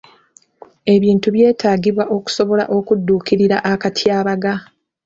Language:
Ganda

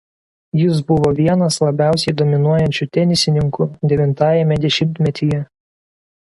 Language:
Lithuanian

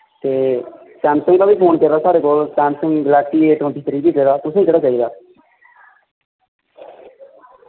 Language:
Dogri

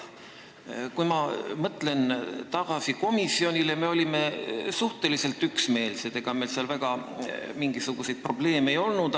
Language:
Estonian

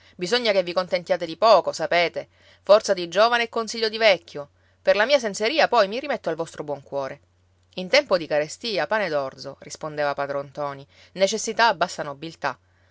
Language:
Italian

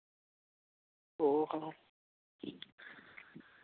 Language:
Santali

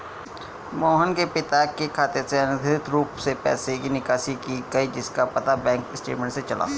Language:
Hindi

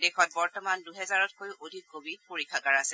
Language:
Assamese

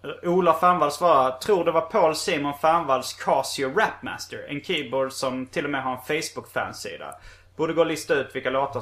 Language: Swedish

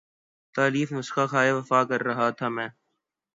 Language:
Urdu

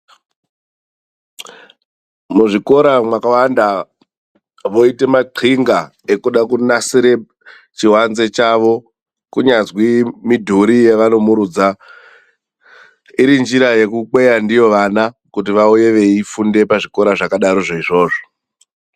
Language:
Ndau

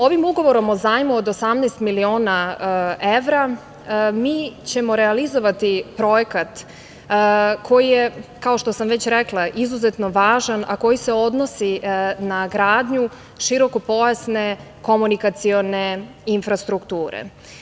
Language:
Serbian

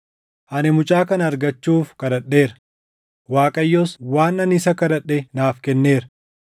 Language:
Oromo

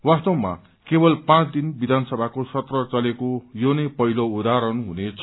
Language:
Nepali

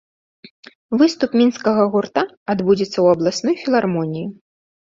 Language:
Belarusian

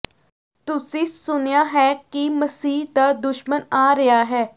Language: Punjabi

